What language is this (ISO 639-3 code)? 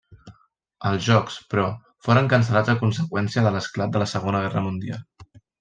cat